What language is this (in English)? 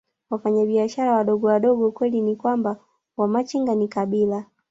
Swahili